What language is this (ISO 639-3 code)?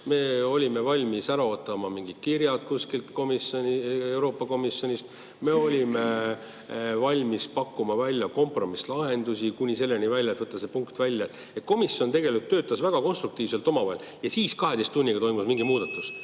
est